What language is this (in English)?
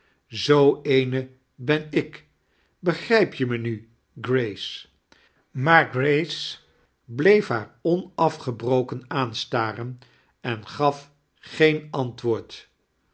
Dutch